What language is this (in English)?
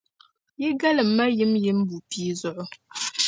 Dagbani